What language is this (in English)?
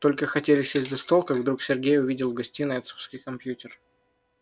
Russian